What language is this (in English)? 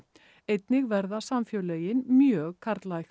Icelandic